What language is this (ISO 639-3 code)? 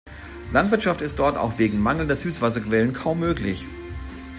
deu